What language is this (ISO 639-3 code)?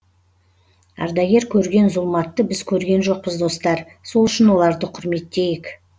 kaz